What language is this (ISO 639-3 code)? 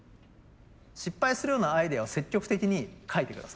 jpn